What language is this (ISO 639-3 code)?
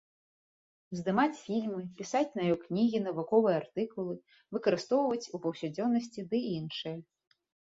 bel